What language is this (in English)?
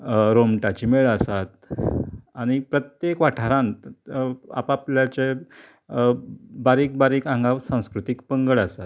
Konkani